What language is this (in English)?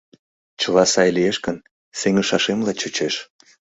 Mari